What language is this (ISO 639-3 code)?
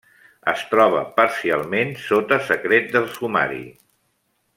cat